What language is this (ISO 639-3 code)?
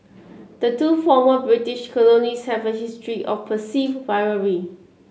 eng